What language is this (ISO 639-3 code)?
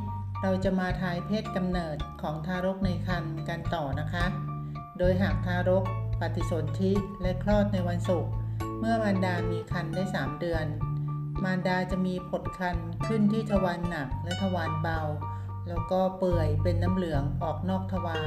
tha